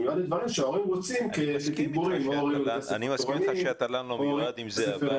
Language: Hebrew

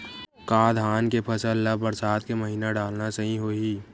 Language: Chhattisgarhi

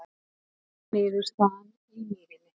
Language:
Icelandic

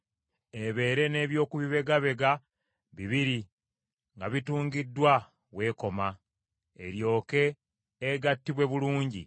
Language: Ganda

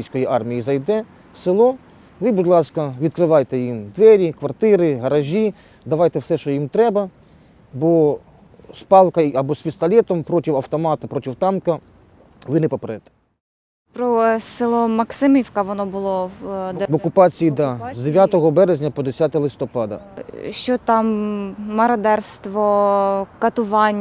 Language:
Ukrainian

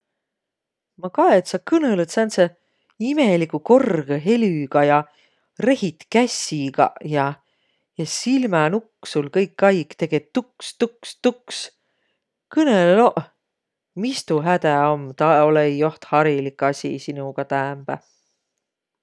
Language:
Võro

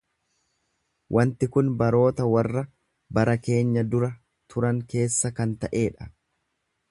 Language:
Oromo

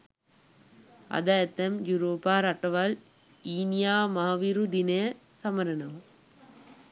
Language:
Sinhala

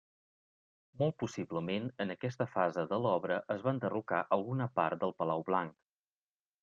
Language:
Catalan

